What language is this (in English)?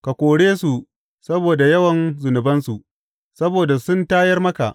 Hausa